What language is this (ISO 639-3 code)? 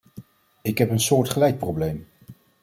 nld